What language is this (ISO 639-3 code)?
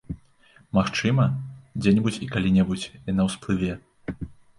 bel